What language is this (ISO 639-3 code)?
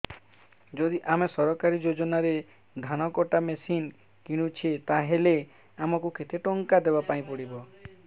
ori